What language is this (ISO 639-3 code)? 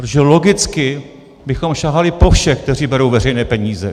ces